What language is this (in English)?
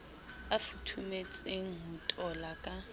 Southern Sotho